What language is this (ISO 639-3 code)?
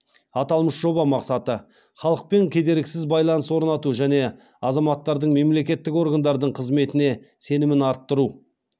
kaz